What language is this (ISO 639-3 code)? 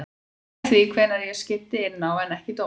isl